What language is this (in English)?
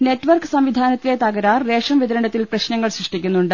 Malayalam